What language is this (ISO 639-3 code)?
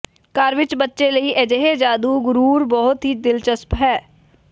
pan